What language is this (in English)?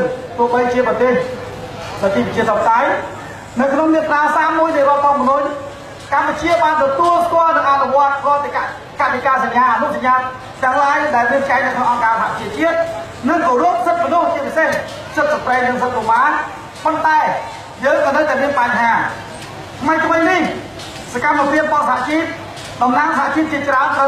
French